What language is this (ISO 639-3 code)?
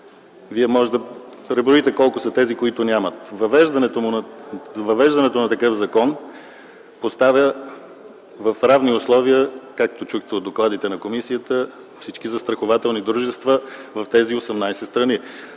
bul